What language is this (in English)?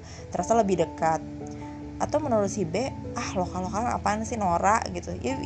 Indonesian